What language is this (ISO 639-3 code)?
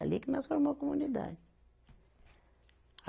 por